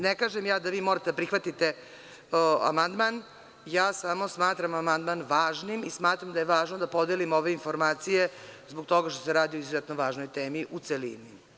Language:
Serbian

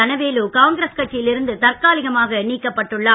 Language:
Tamil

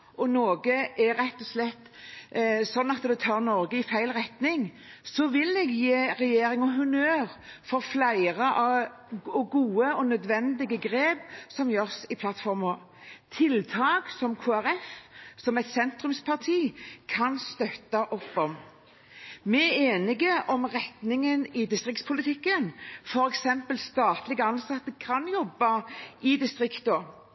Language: Norwegian Bokmål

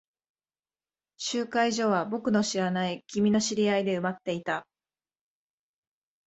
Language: Japanese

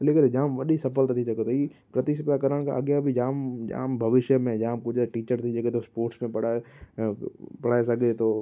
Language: Sindhi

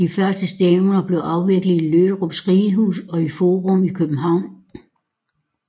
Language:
Danish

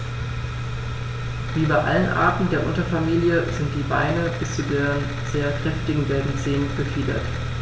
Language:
German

